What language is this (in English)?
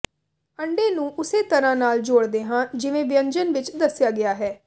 Punjabi